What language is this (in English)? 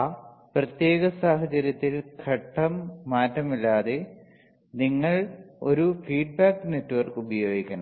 Malayalam